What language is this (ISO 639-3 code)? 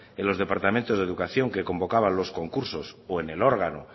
spa